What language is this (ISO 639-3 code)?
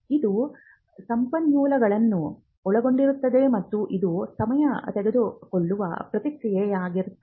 kan